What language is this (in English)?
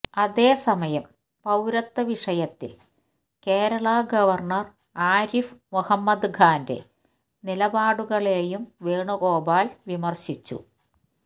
Malayalam